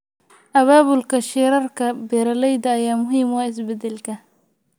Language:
Somali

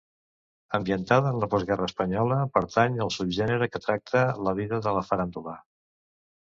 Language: Catalan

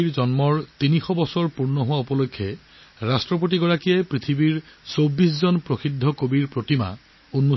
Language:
Assamese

